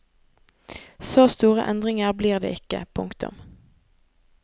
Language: Norwegian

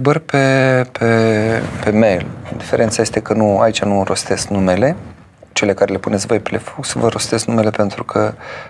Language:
Romanian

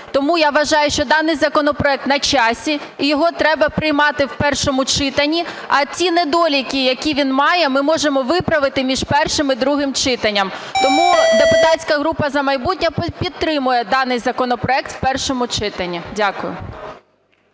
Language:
Ukrainian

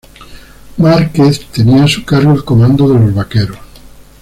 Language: Spanish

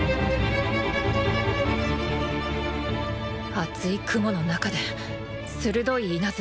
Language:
Japanese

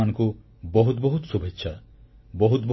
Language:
Odia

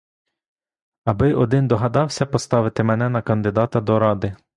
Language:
Ukrainian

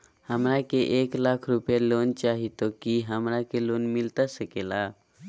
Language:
Magahi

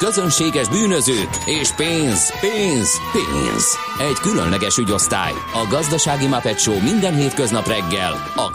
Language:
Hungarian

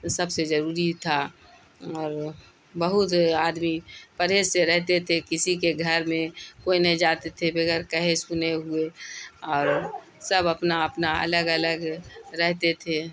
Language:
Urdu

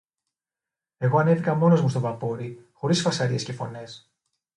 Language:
Greek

